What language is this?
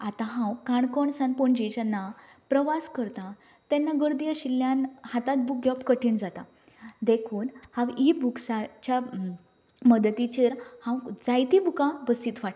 Konkani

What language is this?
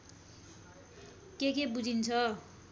Nepali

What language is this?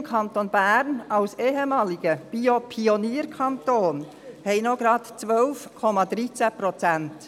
Swiss German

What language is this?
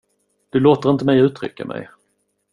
Swedish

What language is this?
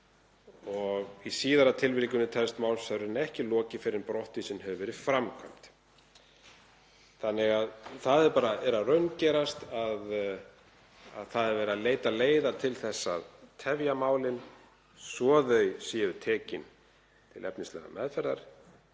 Icelandic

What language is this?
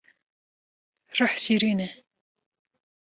Kurdish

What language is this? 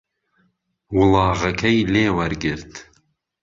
Central Kurdish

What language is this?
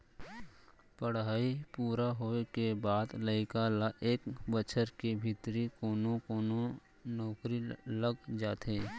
Chhattisgarhi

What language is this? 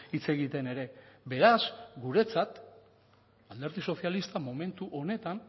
Basque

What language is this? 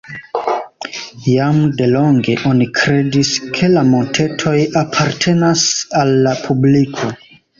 Esperanto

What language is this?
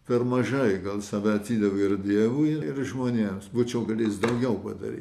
Lithuanian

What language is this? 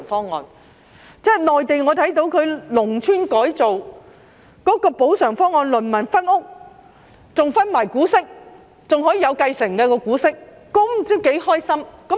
Cantonese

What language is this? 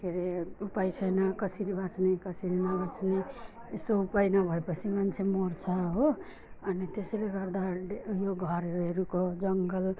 Nepali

